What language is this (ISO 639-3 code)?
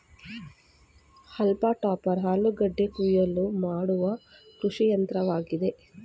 kan